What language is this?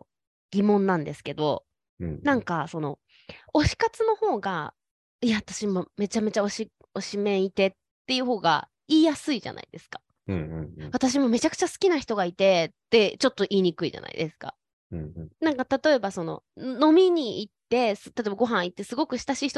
Japanese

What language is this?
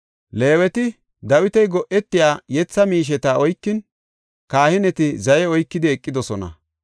Gofa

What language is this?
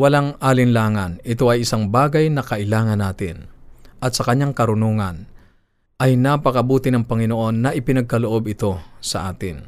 Filipino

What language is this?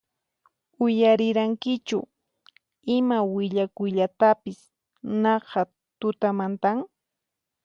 Puno Quechua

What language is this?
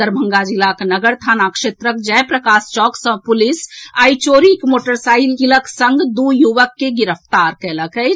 Maithili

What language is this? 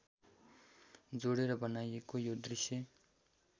Nepali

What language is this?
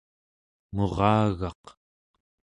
Central Yupik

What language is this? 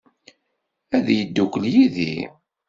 Kabyle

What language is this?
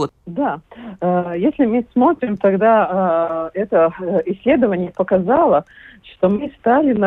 Russian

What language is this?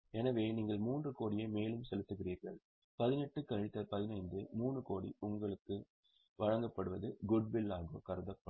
Tamil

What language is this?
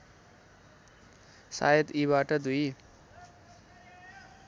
Nepali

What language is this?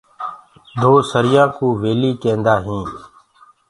Gurgula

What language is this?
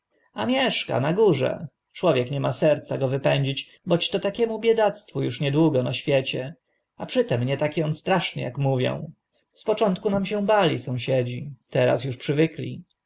Polish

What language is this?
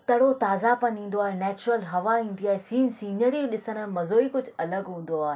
Sindhi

